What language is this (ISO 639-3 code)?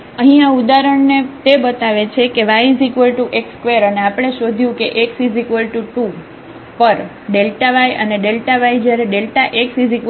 guj